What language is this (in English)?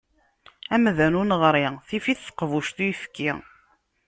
Kabyle